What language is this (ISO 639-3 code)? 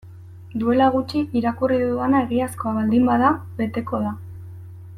eus